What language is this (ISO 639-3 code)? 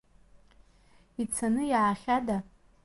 abk